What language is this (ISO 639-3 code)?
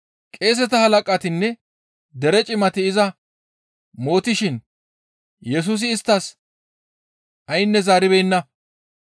gmv